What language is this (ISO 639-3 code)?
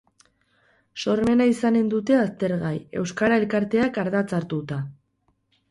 eus